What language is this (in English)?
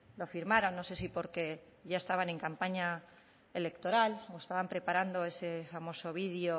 Spanish